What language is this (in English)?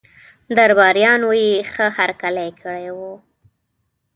Pashto